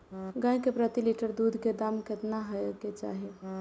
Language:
Maithili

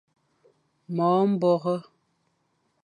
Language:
Fang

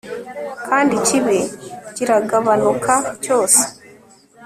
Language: Kinyarwanda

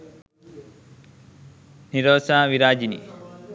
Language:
Sinhala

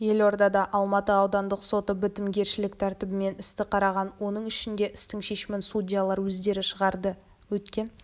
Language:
Kazakh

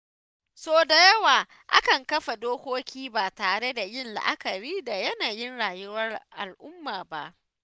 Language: Hausa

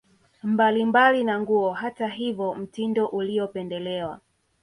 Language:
Swahili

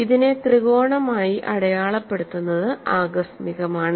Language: Malayalam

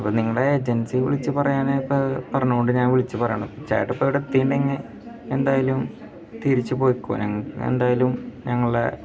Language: Malayalam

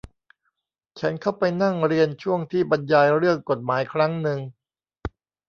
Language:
Thai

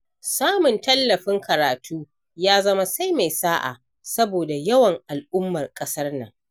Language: Hausa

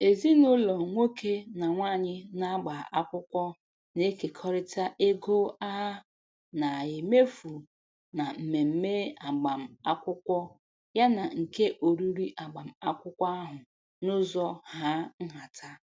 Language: Igbo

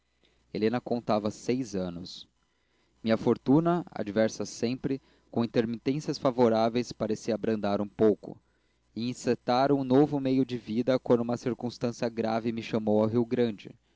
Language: Portuguese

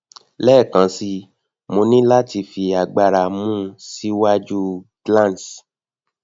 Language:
Yoruba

